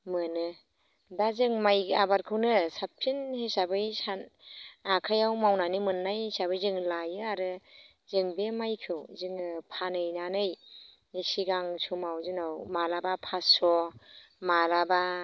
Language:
Bodo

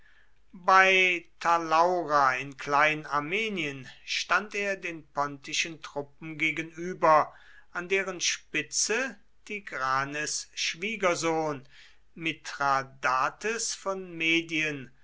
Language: German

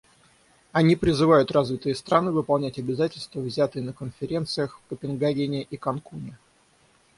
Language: Russian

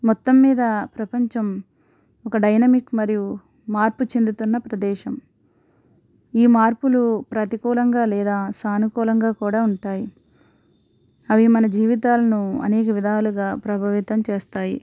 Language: Telugu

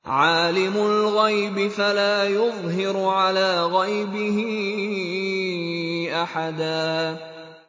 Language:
Arabic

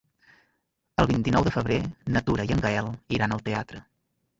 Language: Catalan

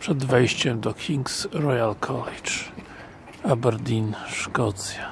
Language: Polish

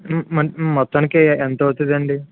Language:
Telugu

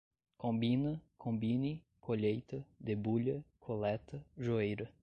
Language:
Portuguese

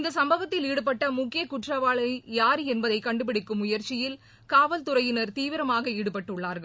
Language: Tamil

